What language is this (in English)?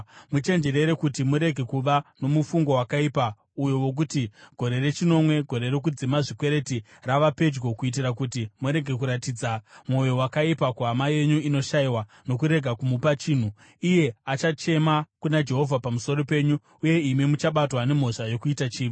Shona